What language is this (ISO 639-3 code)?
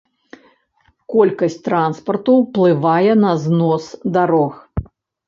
bel